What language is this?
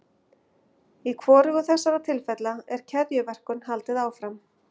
Icelandic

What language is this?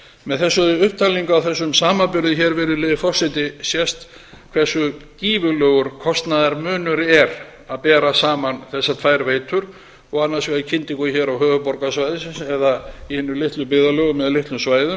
Icelandic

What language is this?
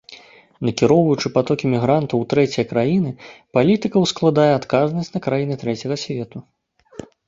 Belarusian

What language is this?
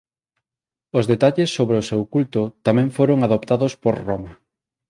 Galician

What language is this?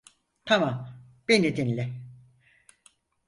Turkish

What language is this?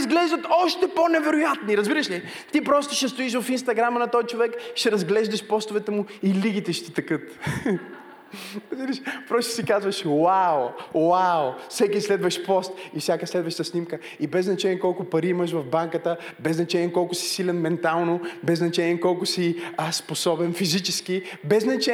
Bulgarian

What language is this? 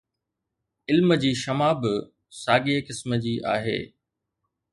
Sindhi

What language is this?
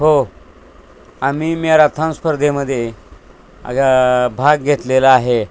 Marathi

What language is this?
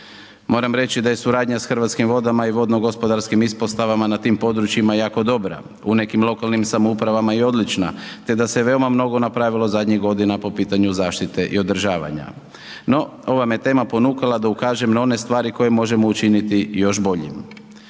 Croatian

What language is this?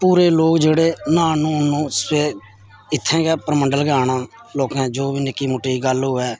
Dogri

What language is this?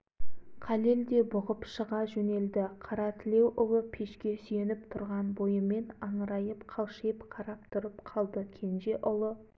Kazakh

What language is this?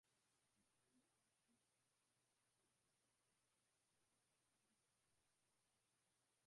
Swahili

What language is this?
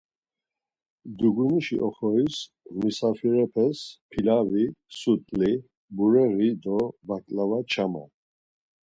Laz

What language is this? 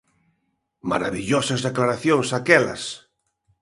Galician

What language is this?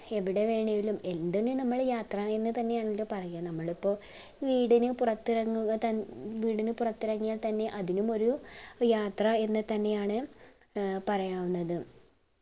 Malayalam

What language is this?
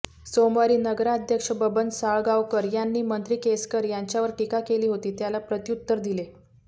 Marathi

